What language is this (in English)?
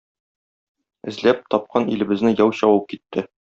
Tatar